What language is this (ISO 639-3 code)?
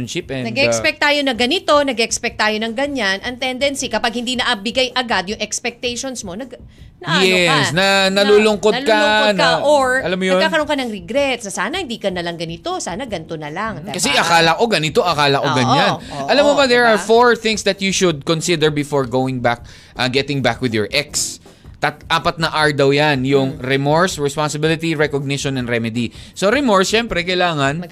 fil